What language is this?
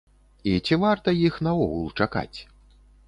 Belarusian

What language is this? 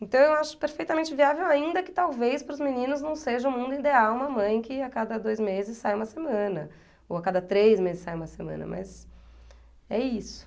Portuguese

